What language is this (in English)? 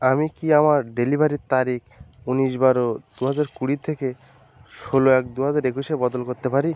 Bangla